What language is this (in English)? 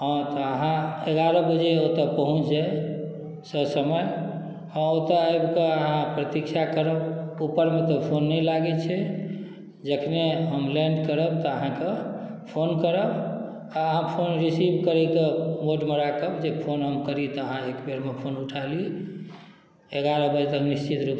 Maithili